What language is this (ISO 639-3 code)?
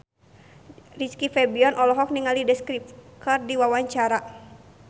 sun